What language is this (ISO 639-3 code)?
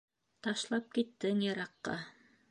bak